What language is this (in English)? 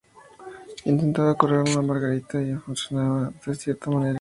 Spanish